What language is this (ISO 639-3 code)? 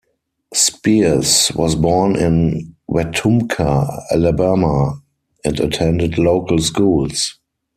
eng